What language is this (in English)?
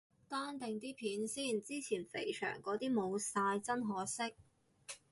Cantonese